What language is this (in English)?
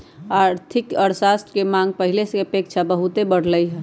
Magahi